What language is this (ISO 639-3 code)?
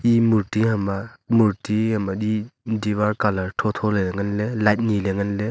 nnp